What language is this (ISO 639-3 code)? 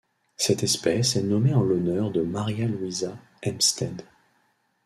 fra